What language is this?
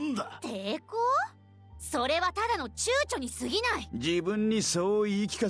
Japanese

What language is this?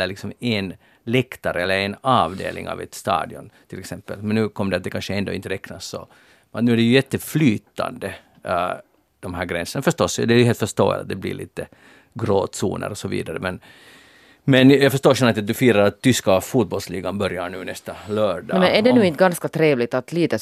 Swedish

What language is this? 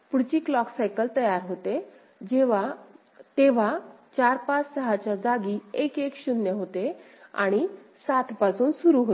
Marathi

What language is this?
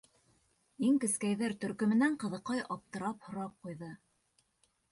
Bashkir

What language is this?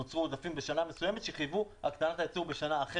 Hebrew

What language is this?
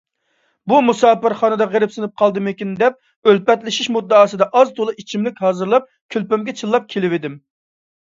Uyghur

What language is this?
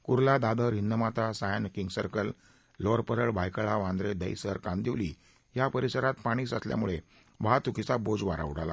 Marathi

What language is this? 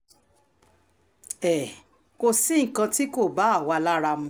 Yoruba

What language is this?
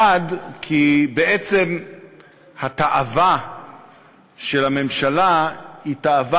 Hebrew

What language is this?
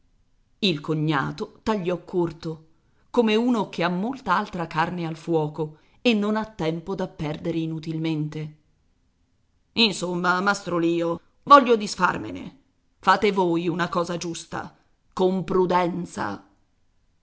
Italian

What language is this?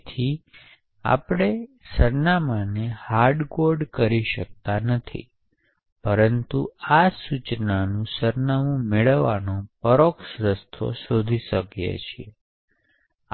Gujarati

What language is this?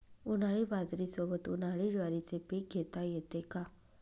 Marathi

